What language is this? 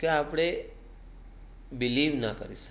Gujarati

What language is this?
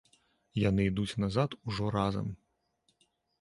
Belarusian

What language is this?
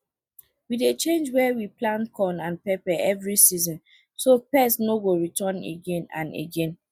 Nigerian Pidgin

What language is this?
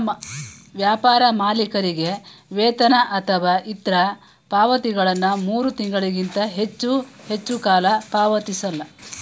Kannada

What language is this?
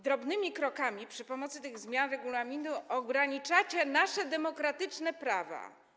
Polish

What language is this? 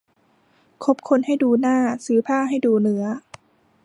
Thai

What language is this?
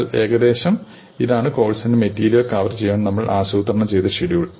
Malayalam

